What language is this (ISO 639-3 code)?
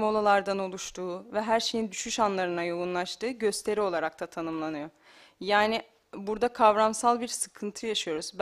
tur